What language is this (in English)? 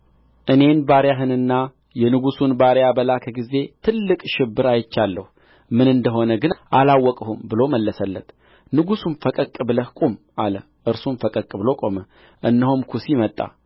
Amharic